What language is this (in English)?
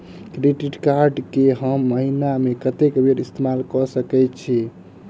Maithili